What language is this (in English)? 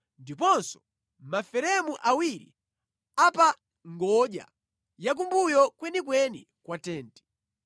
Nyanja